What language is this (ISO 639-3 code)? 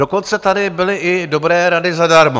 ces